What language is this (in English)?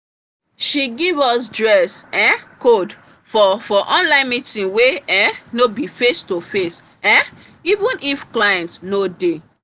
Nigerian Pidgin